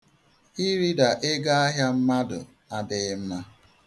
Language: Igbo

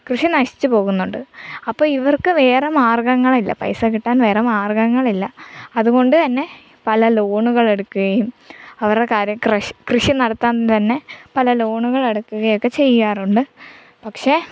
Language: Malayalam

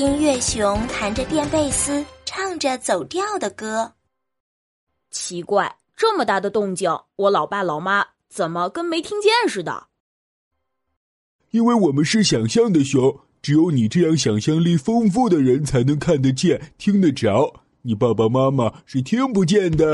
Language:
Chinese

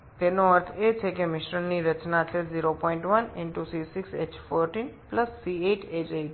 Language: Bangla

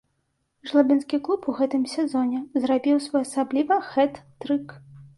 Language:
Belarusian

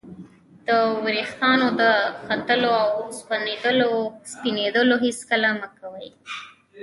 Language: Pashto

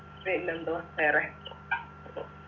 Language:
Malayalam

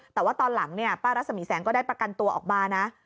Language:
Thai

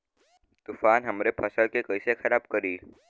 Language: Bhojpuri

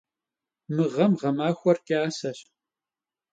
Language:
Kabardian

